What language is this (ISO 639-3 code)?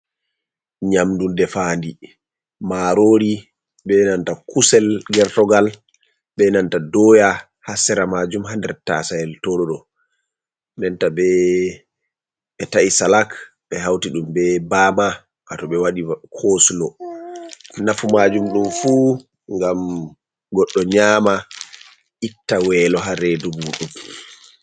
ful